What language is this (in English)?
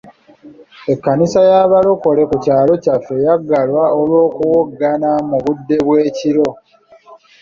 Ganda